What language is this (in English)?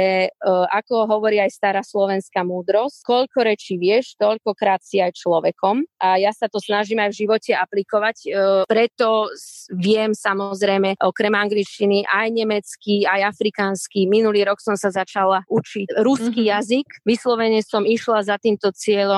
Czech